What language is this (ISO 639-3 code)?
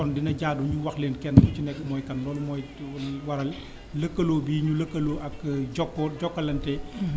wol